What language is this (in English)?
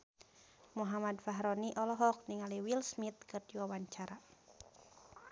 Sundanese